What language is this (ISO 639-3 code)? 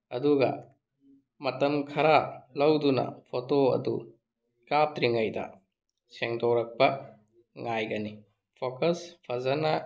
mni